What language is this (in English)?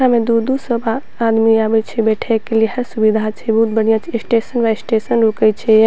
Maithili